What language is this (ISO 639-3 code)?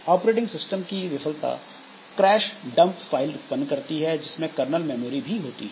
hin